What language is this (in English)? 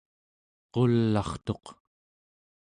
Central Yupik